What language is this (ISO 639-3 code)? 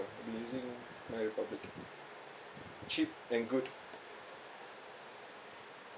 eng